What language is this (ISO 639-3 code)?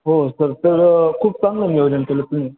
mar